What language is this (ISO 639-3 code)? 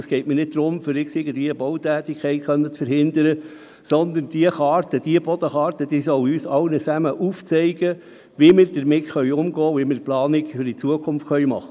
gsw